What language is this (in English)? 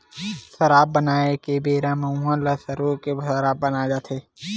Chhattisgarhi